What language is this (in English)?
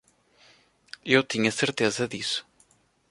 Portuguese